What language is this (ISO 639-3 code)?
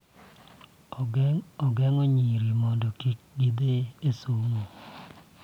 luo